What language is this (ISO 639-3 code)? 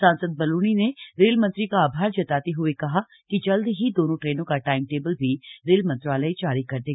hin